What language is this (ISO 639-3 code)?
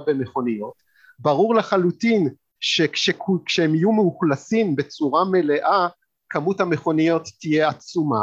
heb